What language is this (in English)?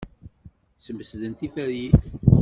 Kabyle